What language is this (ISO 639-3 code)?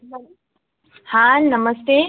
guj